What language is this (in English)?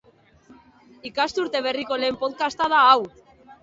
Basque